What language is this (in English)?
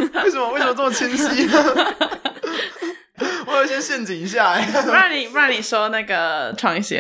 Chinese